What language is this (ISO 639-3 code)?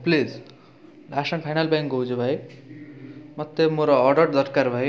ori